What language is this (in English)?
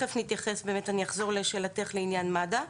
Hebrew